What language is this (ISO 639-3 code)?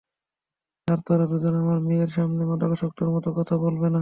ben